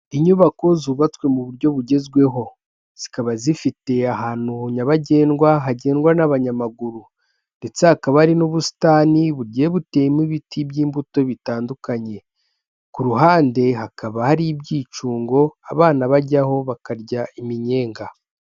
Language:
Kinyarwanda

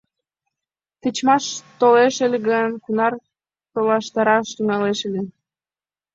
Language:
Mari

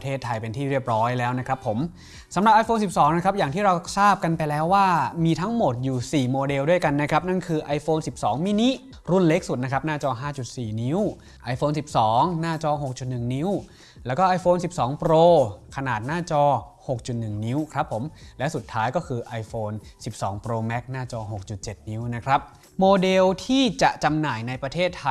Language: Thai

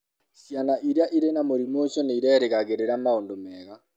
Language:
Kikuyu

